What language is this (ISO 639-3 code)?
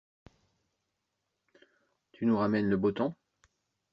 fra